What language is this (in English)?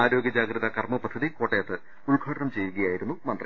Malayalam